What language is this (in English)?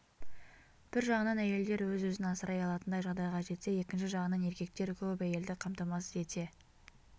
Kazakh